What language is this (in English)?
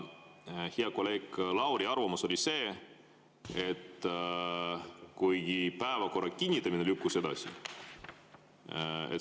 Estonian